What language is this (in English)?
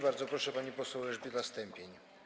Polish